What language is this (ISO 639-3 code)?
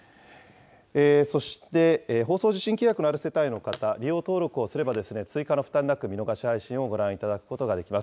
jpn